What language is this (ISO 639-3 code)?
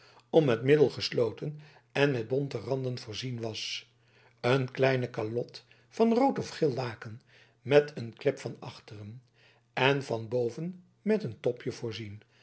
nld